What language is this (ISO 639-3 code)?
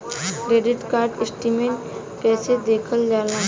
bho